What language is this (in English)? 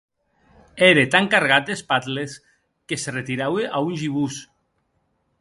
Occitan